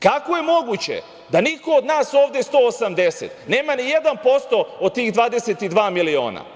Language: Serbian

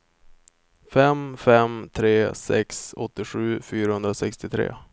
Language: Swedish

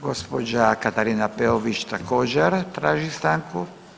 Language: Croatian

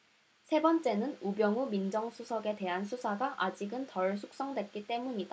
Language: Korean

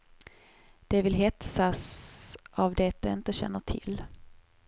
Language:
Swedish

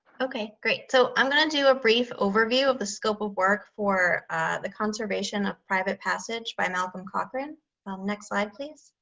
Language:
English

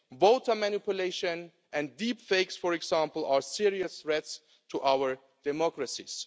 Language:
English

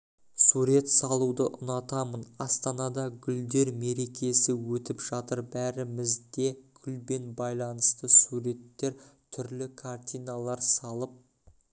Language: Kazakh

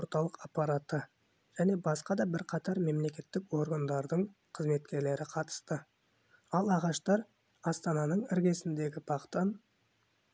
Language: Kazakh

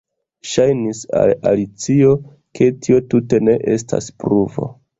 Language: Esperanto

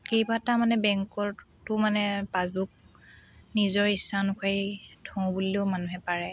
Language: Assamese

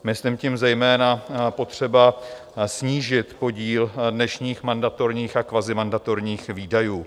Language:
Czech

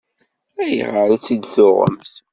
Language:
Kabyle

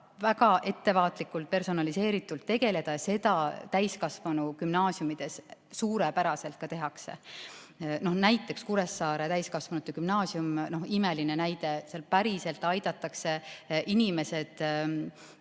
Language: Estonian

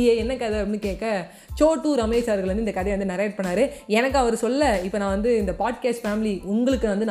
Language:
Tamil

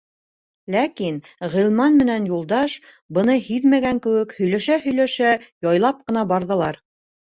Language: Bashkir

